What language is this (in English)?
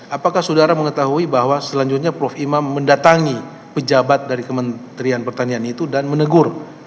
Indonesian